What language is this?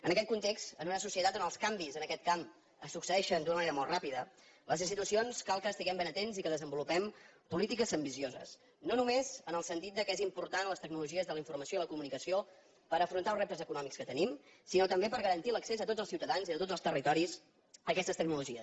Catalan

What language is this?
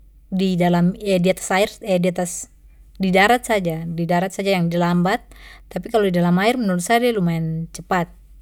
Papuan Malay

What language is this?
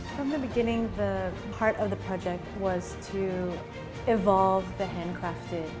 Indonesian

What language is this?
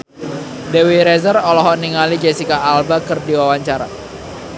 Sundanese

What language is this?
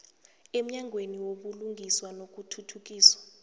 South Ndebele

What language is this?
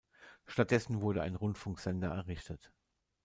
German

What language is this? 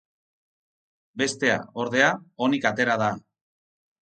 Basque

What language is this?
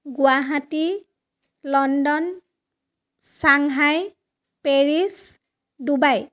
Assamese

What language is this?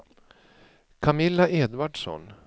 Swedish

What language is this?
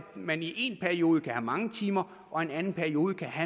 Danish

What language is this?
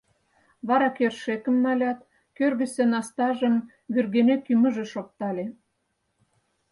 Mari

